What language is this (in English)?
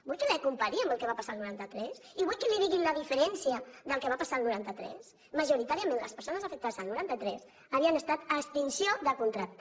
Catalan